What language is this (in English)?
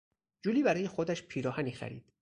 Persian